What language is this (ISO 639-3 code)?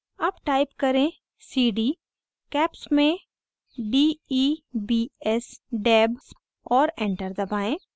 hin